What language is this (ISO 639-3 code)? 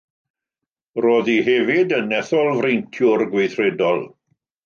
cym